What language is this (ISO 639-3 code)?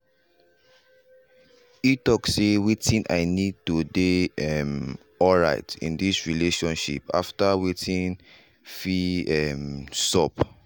pcm